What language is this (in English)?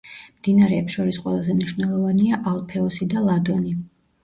Georgian